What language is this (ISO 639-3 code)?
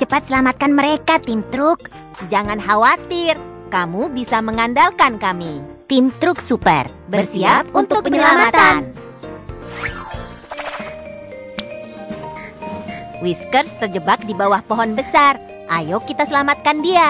ind